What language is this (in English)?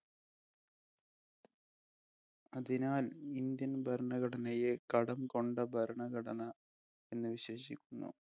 Malayalam